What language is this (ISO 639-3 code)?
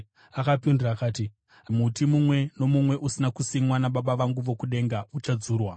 sna